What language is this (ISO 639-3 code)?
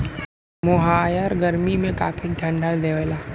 bho